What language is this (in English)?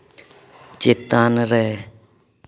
Santali